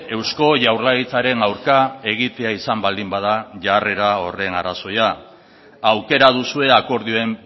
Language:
Basque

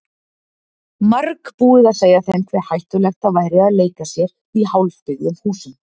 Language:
Icelandic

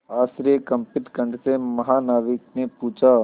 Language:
Hindi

